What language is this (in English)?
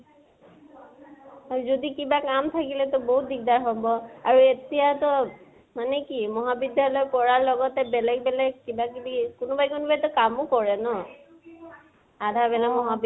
Assamese